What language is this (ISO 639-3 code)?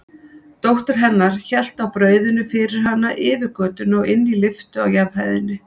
isl